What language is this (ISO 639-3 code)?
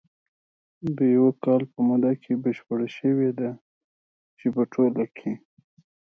pus